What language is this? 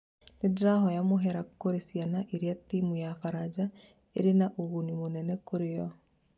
Kikuyu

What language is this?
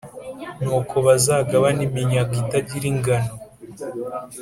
Kinyarwanda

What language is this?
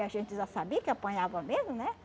Portuguese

